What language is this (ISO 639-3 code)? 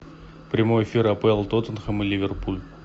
rus